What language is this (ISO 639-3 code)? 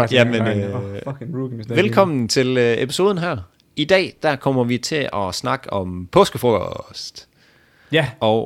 dan